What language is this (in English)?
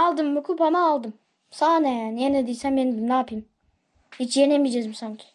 Turkish